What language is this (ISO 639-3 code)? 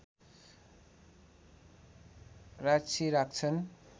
nep